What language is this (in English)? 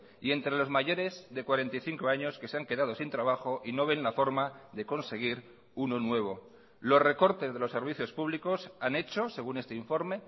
Spanish